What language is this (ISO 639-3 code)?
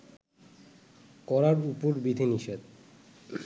ben